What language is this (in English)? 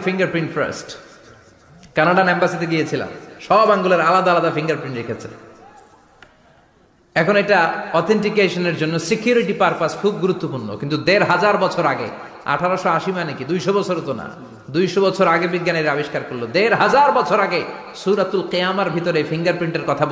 Bangla